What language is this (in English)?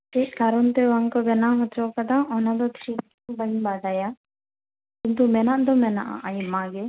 Santali